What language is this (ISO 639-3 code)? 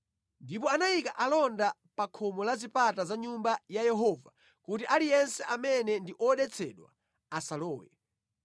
nya